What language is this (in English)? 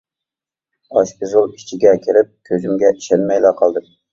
Uyghur